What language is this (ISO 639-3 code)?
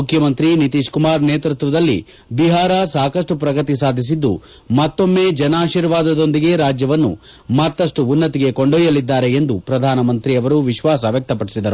kan